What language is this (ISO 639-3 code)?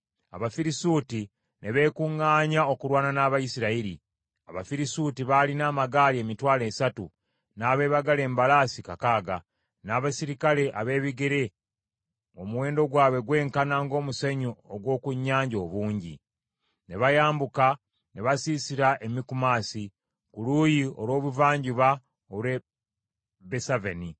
lug